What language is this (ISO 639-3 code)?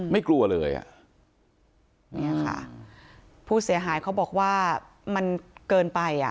tha